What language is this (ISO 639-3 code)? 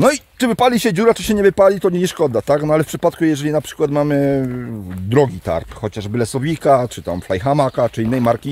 pol